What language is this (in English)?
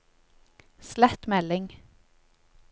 Norwegian